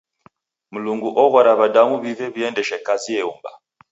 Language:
Taita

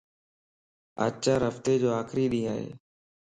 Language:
Lasi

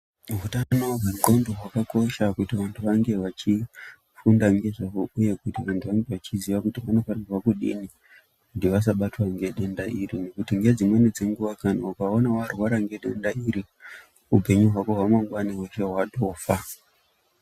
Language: Ndau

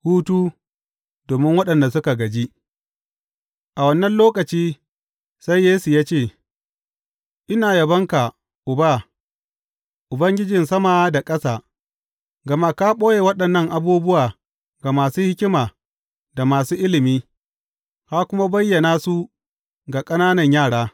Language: Hausa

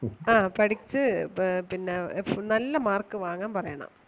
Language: Malayalam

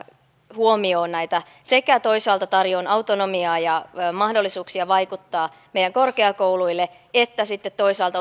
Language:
Finnish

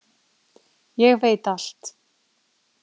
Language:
Icelandic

